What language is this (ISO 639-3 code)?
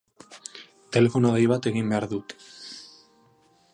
eus